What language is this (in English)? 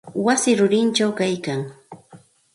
Santa Ana de Tusi Pasco Quechua